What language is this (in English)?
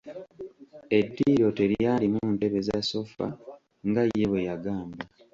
Ganda